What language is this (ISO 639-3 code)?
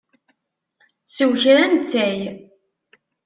kab